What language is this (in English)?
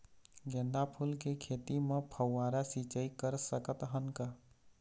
Chhattisgarhi